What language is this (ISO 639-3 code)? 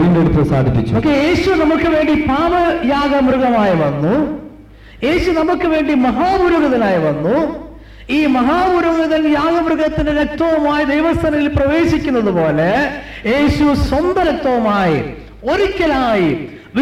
mal